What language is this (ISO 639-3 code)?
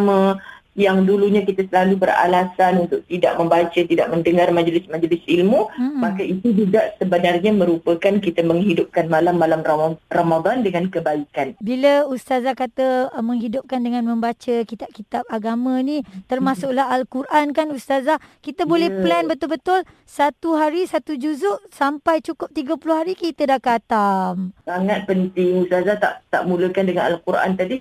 msa